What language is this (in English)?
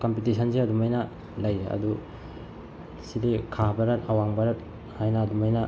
Manipuri